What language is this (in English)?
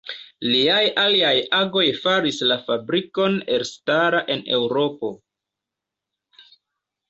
Esperanto